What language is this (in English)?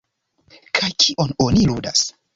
Esperanto